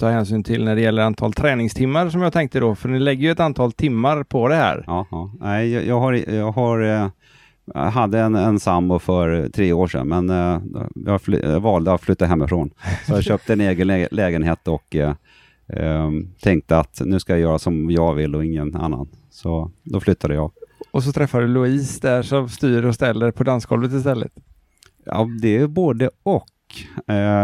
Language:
Swedish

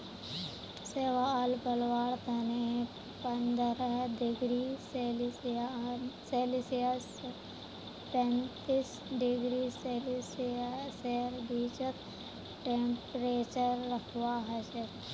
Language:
Magahi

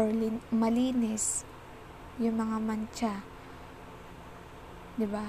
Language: Filipino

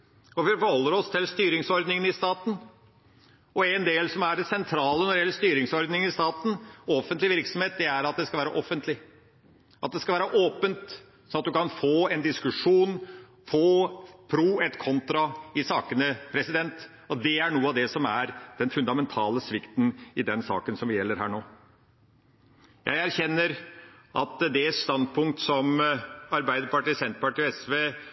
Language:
Norwegian Bokmål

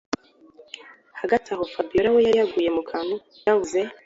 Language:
Kinyarwanda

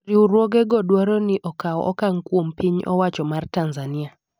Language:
Luo (Kenya and Tanzania)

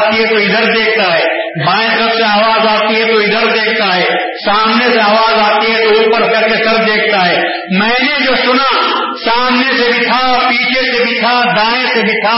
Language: Urdu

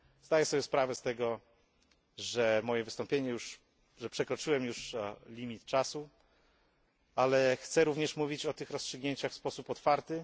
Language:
Polish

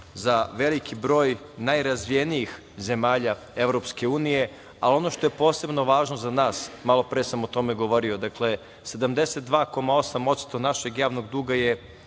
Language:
Serbian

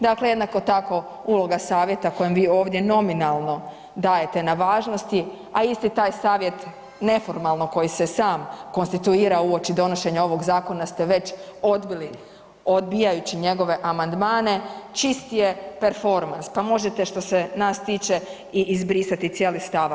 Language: Croatian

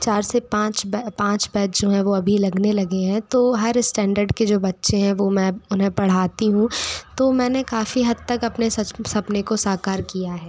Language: Hindi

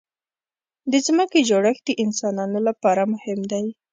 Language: Pashto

